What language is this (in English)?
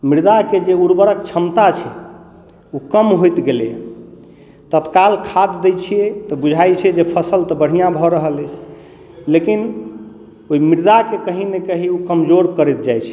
Maithili